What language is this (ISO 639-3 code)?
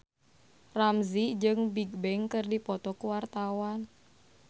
sun